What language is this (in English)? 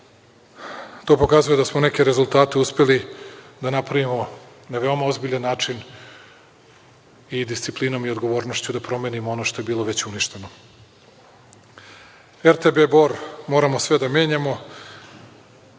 Serbian